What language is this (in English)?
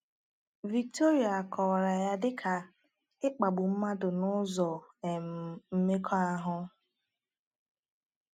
Igbo